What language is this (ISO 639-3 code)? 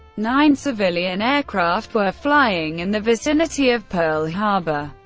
eng